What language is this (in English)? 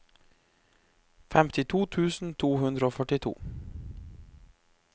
Norwegian